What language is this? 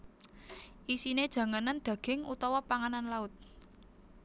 Javanese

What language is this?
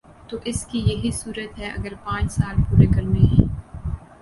Urdu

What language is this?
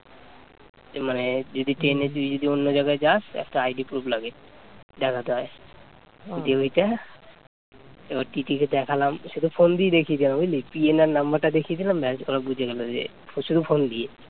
Bangla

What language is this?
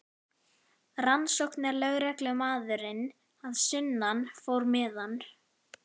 Icelandic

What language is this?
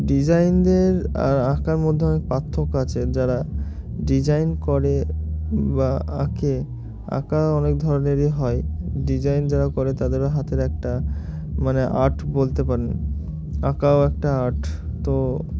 Bangla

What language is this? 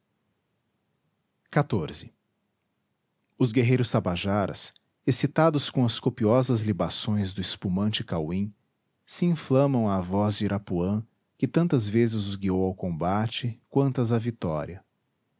Portuguese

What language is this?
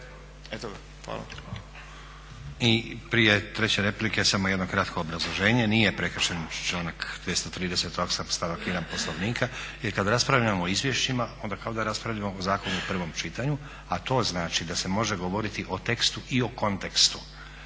Croatian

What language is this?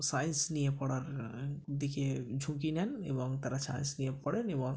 Bangla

